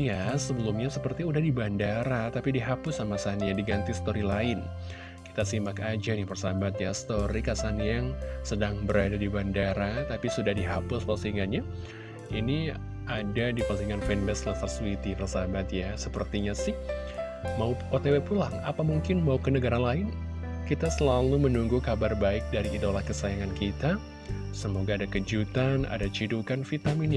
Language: Indonesian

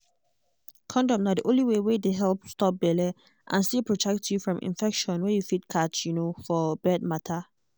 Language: Nigerian Pidgin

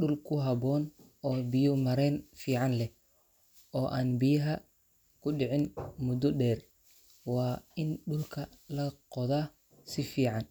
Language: Somali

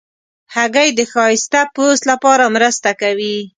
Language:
Pashto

